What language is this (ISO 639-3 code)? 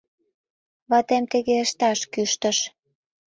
chm